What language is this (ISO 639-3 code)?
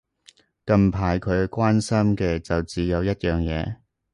yue